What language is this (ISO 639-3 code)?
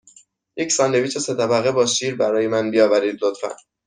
fas